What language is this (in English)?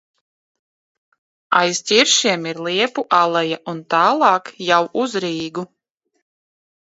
Latvian